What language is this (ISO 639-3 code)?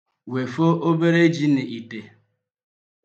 ibo